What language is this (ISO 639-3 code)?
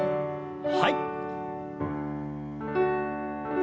jpn